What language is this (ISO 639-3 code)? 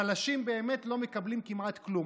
heb